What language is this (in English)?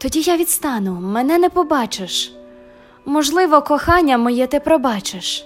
Ukrainian